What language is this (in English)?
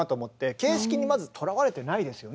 Japanese